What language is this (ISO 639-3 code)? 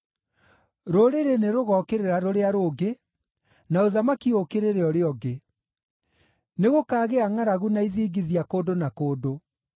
kik